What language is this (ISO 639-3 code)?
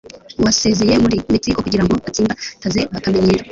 kin